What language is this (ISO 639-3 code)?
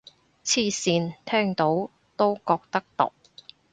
yue